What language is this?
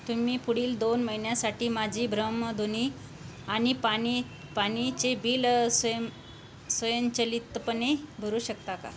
Marathi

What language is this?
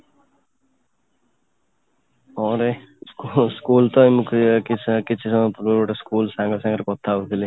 Odia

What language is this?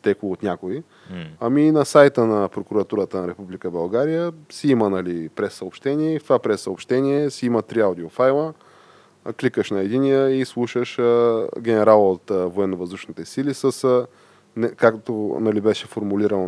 Bulgarian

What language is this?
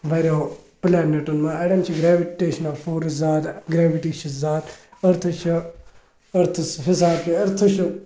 Kashmiri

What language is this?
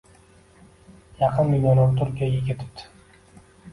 Uzbek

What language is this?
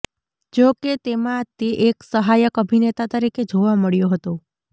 Gujarati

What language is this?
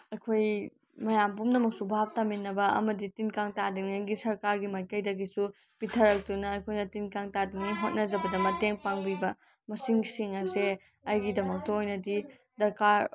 Manipuri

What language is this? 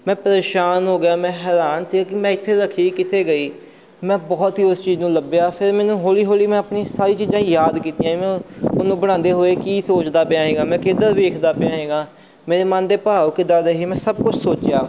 Punjabi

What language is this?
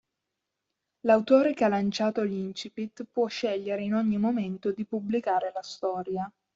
Italian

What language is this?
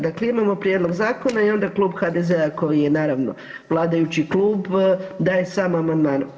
Croatian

